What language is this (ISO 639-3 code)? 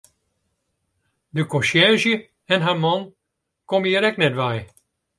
fry